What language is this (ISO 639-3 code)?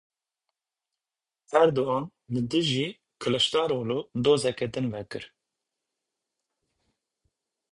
kur